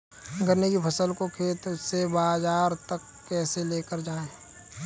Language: Hindi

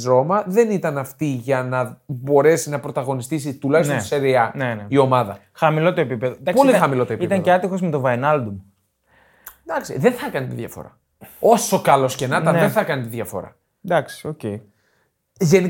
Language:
Greek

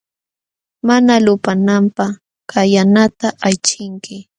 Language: Jauja Wanca Quechua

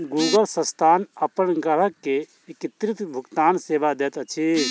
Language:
Maithili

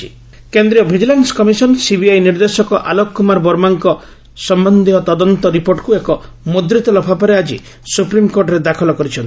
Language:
Odia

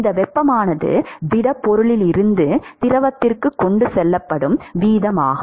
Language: Tamil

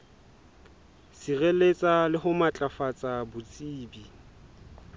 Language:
Southern Sotho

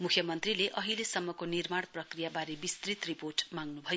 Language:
Nepali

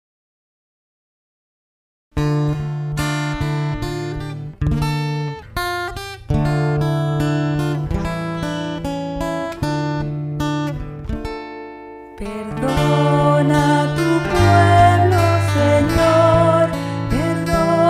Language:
Romanian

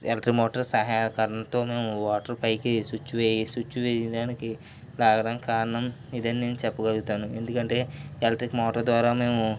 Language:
Telugu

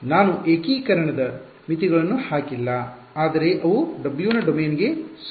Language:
Kannada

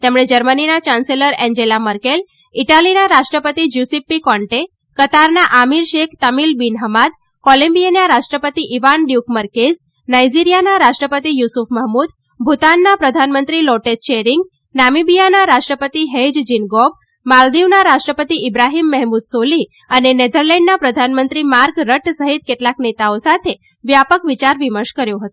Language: Gujarati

